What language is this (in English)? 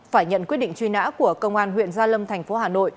Vietnamese